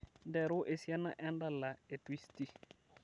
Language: Masai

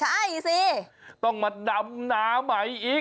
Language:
Thai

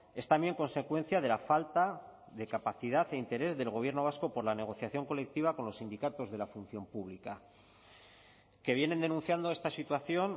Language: Spanish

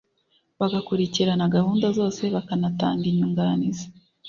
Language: Kinyarwanda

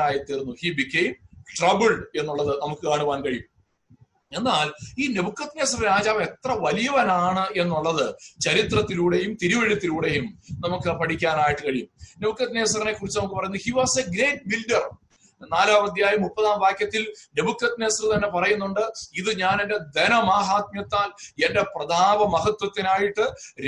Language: Malayalam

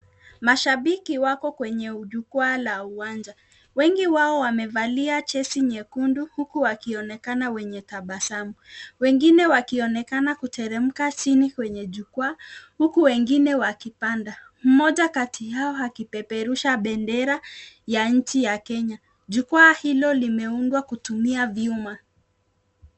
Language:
Swahili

